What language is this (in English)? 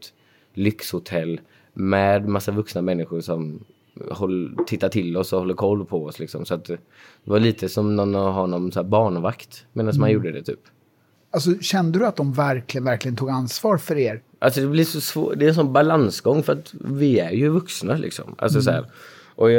Swedish